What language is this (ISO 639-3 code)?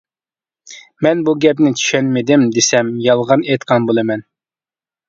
uig